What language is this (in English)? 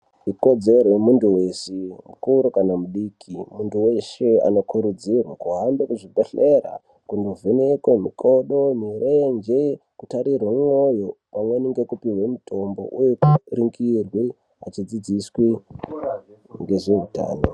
Ndau